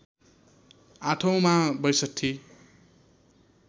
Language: Nepali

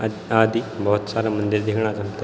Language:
Garhwali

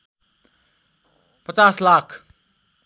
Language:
Nepali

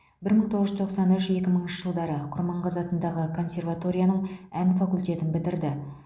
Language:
Kazakh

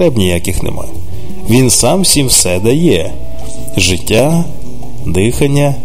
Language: Ukrainian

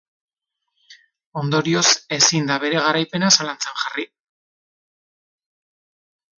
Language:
Basque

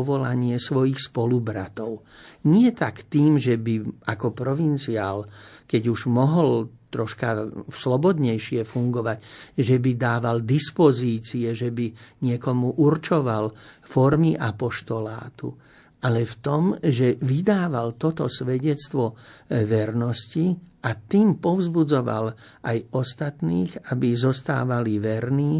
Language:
Slovak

